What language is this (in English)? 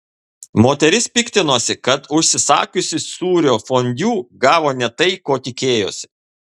Lithuanian